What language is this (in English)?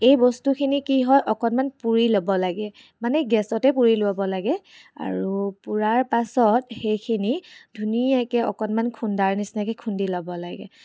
Assamese